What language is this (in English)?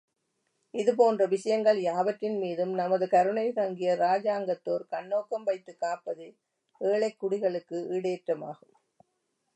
Tamil